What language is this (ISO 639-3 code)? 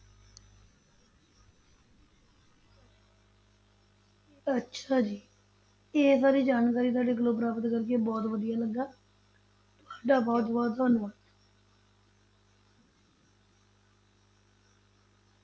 pan